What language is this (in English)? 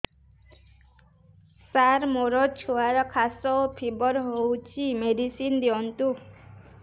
Odia